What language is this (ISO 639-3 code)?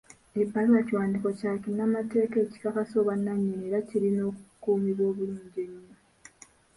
lug